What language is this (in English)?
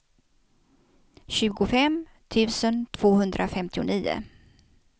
Swedish